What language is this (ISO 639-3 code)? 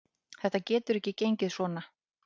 isl